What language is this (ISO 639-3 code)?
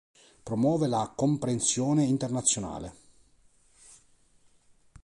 ita